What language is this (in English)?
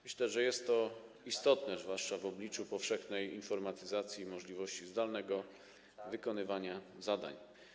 Polish